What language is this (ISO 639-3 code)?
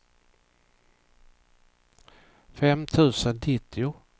swe